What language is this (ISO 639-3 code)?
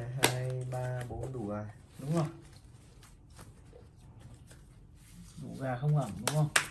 vie